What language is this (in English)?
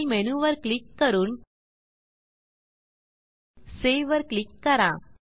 Marathi